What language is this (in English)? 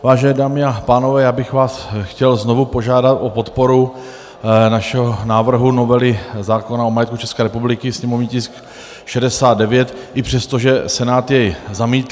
Czech